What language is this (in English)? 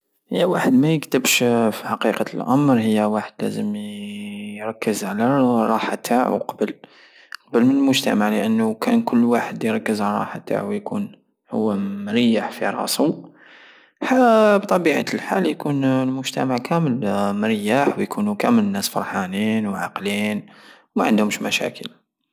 Algerian Saharan Arabic